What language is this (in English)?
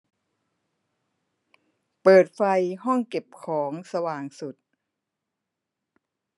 Thai